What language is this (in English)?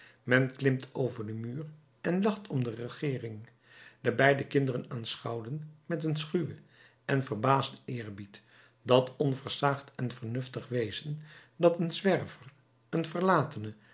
Dutch